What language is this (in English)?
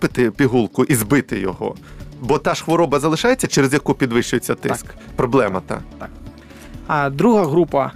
Ukrainian